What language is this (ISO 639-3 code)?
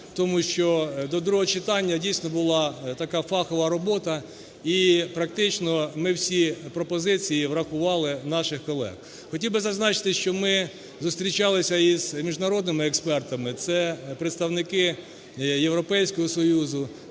ukr